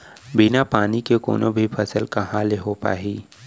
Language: Chhattisgarhi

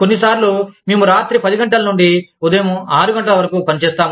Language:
Telugu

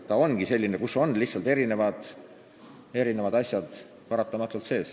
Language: Estonian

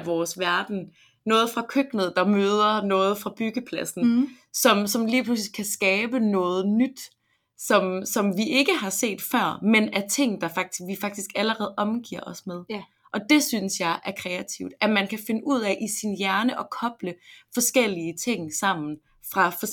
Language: Danish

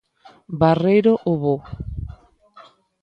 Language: Galician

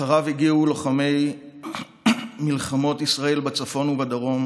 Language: Hebrew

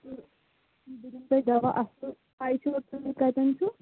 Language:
Kashmiri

